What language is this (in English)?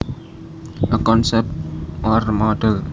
Javanese